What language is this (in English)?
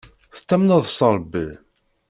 Kabyle